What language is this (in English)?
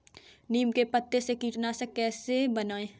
Hindi